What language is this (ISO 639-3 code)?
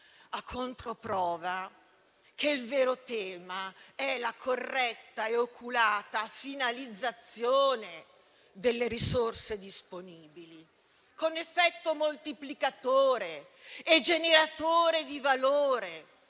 ita